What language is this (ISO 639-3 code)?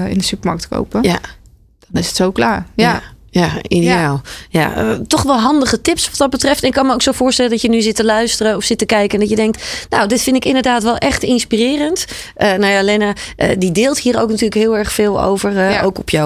nld